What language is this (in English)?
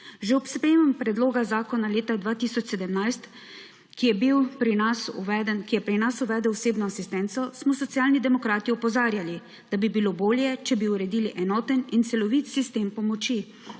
Slovenian